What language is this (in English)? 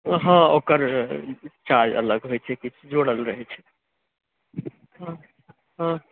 Maithili